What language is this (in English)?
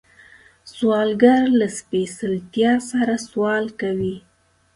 Pashto